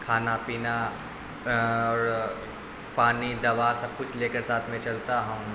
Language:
Urdu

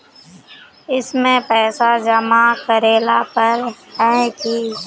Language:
Magahi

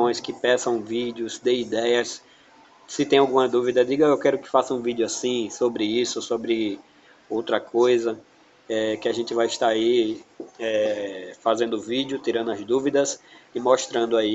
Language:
Portuguese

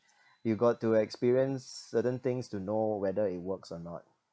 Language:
English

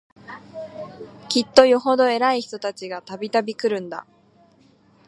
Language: Japanese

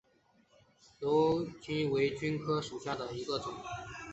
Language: Chinese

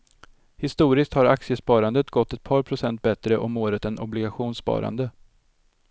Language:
Swedish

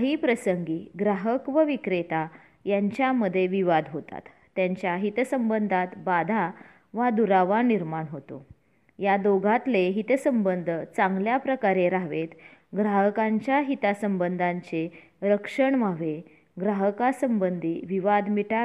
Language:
Marathi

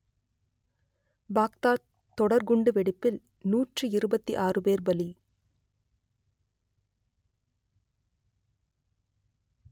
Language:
Tamil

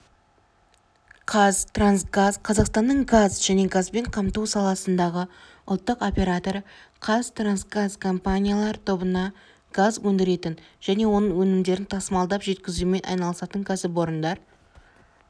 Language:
Kazakh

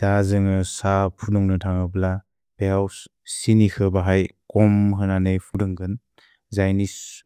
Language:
Bodo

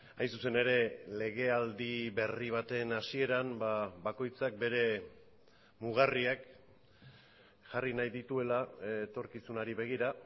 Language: Basque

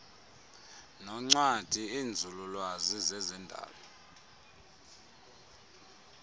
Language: Xhosa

